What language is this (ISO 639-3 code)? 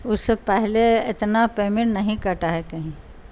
urd